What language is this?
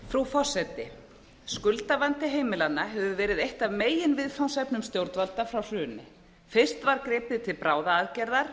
Icelandic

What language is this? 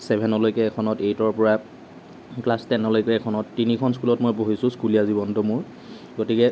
Assamese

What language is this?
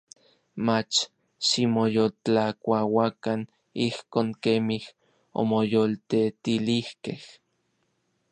Orizaba Nahuatl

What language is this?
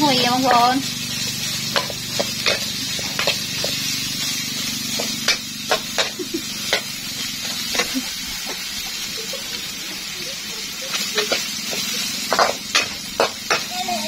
Thai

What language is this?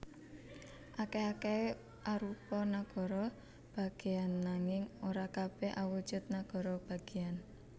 Javanese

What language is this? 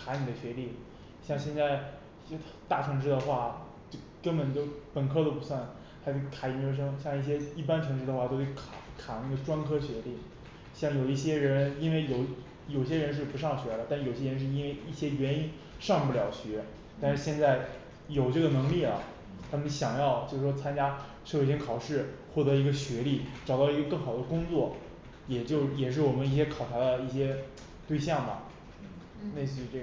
Chinese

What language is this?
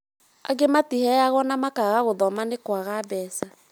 Kikuyu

